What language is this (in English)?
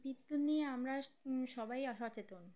Bangla